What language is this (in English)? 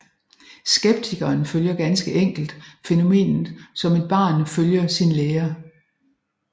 Danish